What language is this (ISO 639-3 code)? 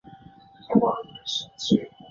zho